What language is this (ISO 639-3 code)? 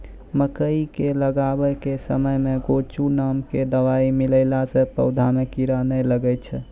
mai